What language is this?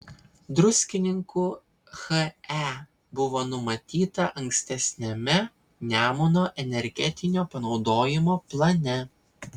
Lithuanian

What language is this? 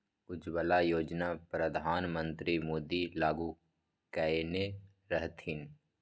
Maithili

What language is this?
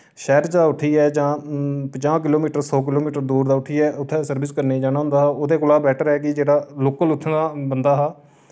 Dogri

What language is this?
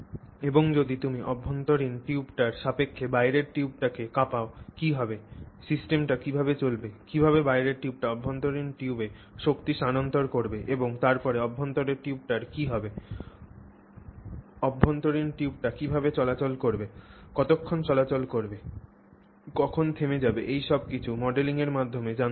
Bangla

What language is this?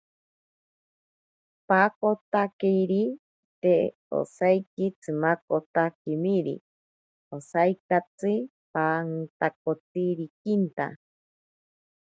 Ashéninka Perené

